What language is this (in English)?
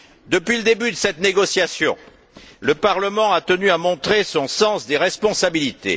French